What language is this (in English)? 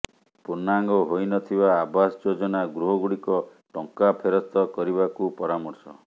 Odia